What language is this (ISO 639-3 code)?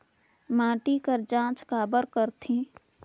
hne